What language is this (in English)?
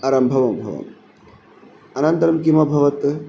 Sanskrit